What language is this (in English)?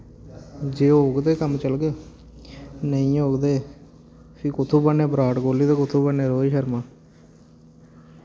Dogri